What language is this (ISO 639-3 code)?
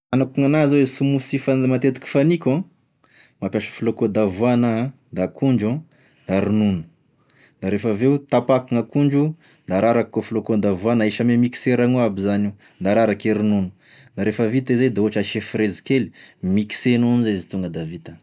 tkg